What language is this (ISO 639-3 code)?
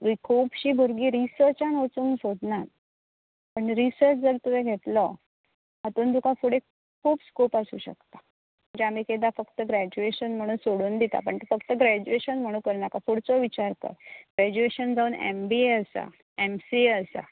kok